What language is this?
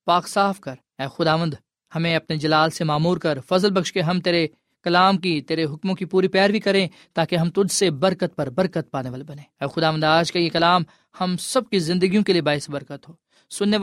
Urdu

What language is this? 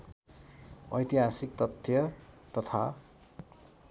Nepali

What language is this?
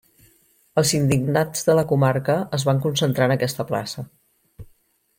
Catalan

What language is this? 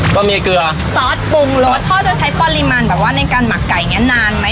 Thai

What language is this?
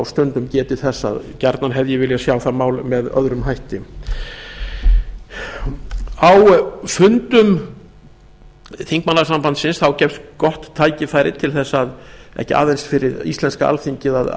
Icelandic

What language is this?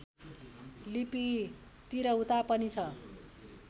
Nepali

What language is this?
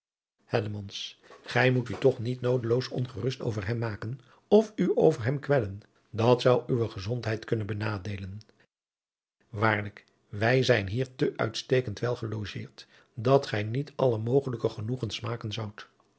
Dutch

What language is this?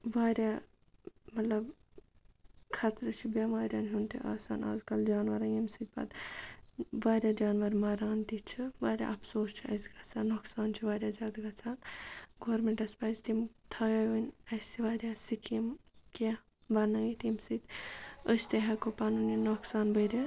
Kashmiri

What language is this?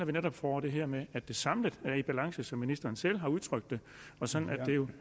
Danish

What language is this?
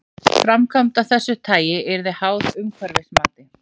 Icelandic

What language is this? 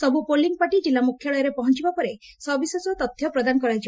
Odia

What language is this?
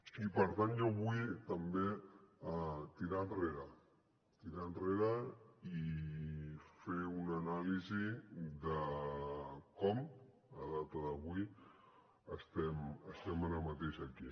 Catalan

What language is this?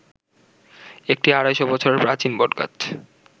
Bangla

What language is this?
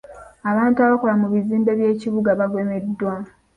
Ganda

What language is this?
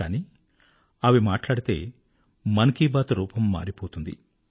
Telugu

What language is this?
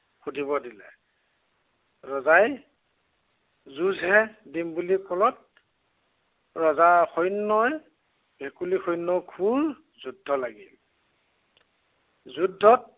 Assamese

